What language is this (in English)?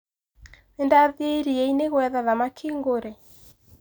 Kikuyu